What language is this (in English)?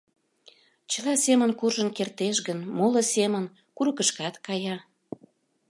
Mari